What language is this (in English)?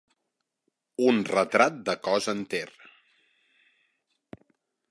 Catalan